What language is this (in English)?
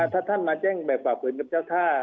Thai